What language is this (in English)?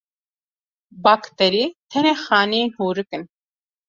Kurdish